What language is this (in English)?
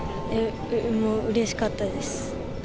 Japanese